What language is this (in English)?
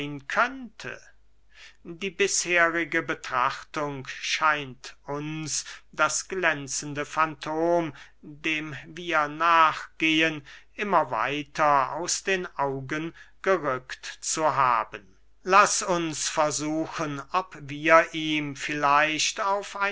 German